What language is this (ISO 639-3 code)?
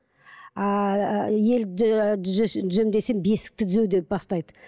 kaz